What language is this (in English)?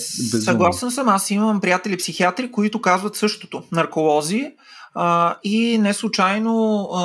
Bulgarian